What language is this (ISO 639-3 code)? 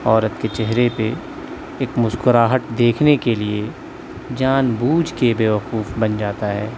urd